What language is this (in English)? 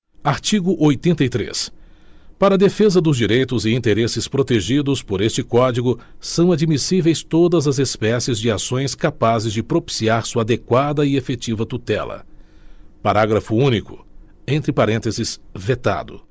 Portuguese